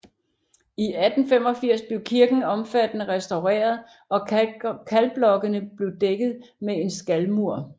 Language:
Danish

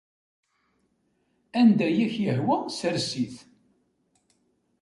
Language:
Kabyle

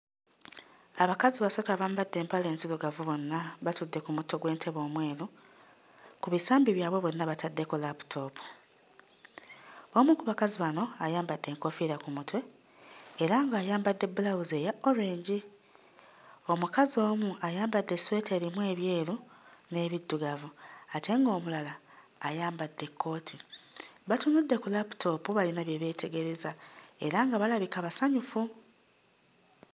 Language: Ganda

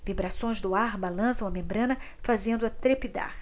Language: Portuguese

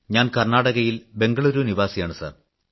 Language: Malayalam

